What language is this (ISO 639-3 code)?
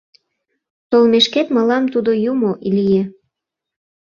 chm